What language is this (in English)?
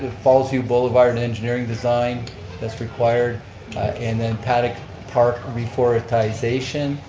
English